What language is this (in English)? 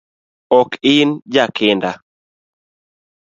Luo (Kenya and Tanzania)